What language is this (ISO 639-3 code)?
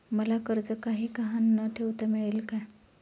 mar